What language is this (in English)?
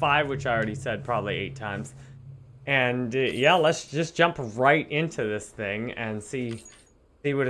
English